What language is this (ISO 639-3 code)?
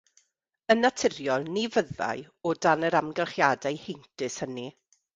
cym